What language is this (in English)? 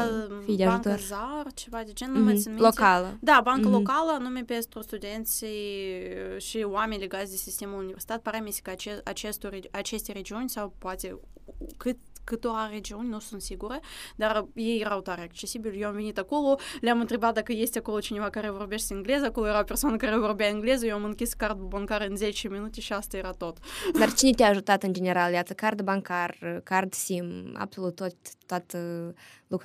Romanian